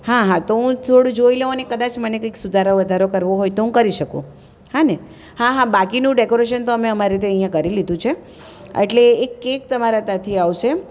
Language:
Gujarati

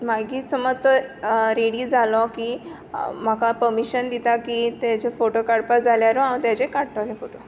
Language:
Konkani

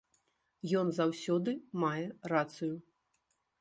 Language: Belarusian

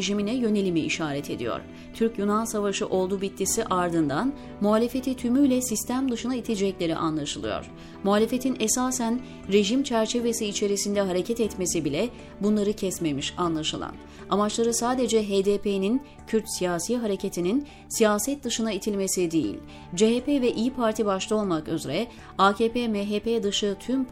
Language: Turkish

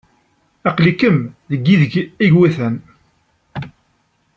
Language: Kabyle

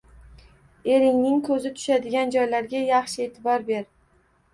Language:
Uzbek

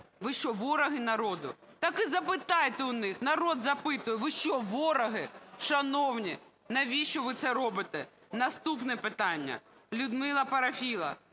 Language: Ukrainian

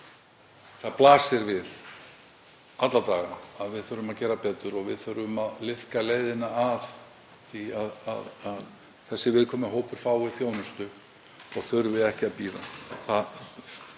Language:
Icelandic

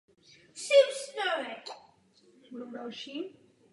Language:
Czech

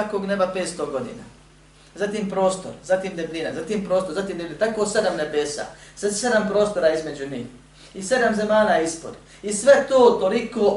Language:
Croatian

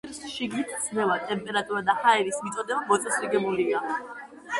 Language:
Georgian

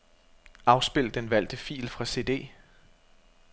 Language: Danish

